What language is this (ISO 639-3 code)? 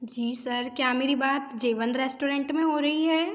hin